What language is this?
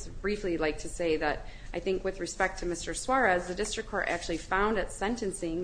English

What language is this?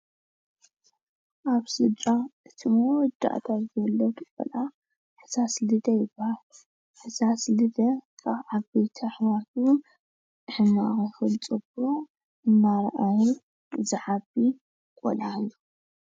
Tigrinya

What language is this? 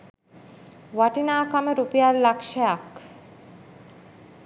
Sinhala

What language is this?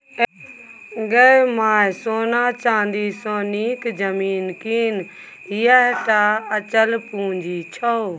Maithili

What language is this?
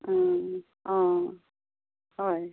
Assamese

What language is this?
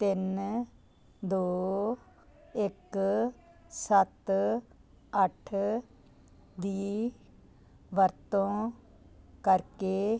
Punjabi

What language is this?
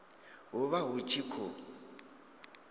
Venda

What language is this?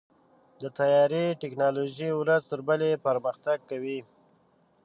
Pashto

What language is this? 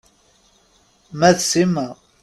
Kabyle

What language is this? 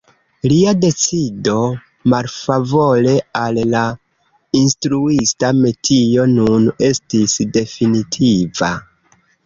Esperanto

